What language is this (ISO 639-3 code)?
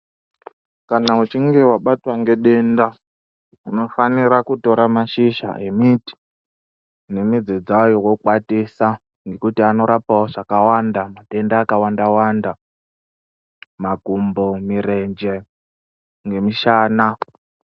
ndc